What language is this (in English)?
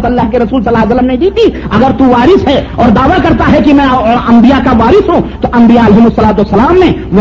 Urdu